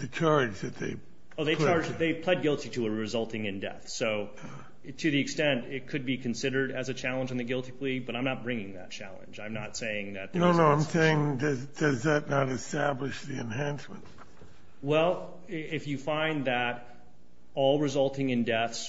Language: English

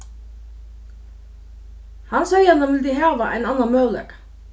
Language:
Faroese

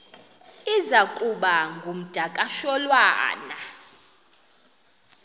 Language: Xhosa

